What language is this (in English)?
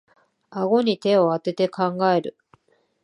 Japanese